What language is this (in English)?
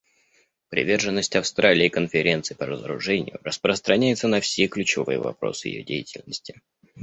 Russian